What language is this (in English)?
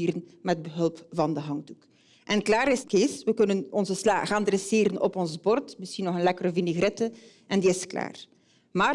Dutch